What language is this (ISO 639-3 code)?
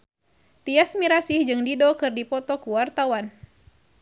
sun